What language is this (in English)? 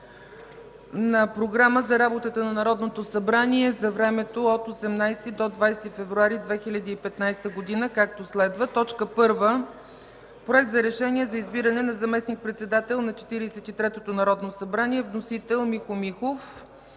Bulgarian